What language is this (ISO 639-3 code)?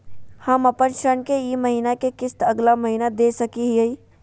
mag